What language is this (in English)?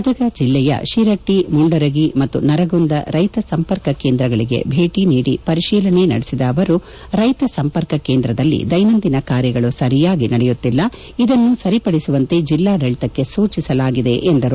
Kannada